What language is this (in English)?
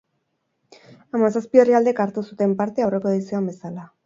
Basque